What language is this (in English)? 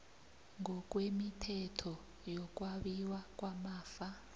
South Ndebele